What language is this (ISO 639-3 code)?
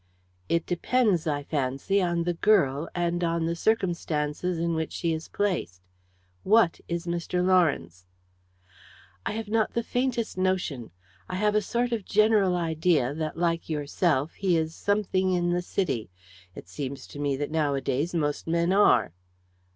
eng